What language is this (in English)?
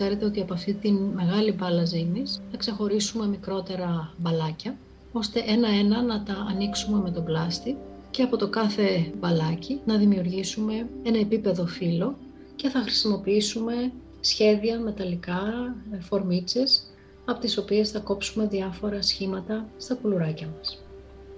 Greek